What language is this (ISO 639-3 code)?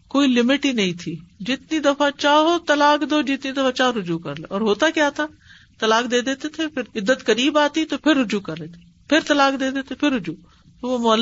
urd